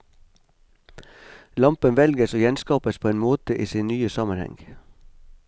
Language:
Norwegian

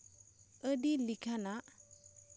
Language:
Santali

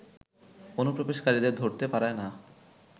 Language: Bangla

